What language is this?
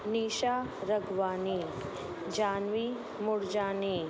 Sindhi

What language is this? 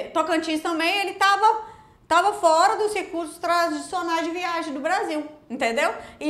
Portuguese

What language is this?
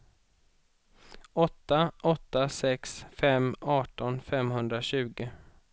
Swedish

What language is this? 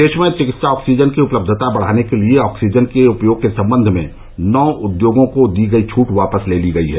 Hindi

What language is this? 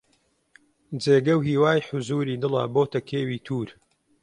Central Kurdish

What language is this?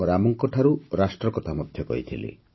Odia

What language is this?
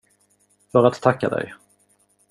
Swedish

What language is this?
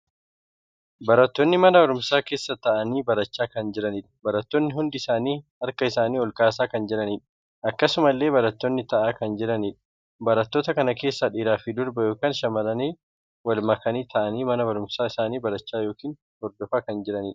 Oromo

